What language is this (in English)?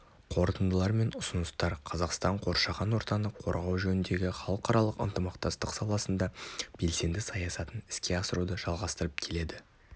Kazakh